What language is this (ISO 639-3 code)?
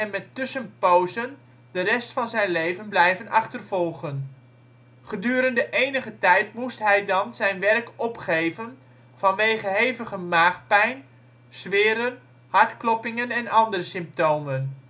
nld